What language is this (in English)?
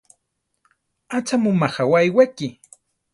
Central Tarahumara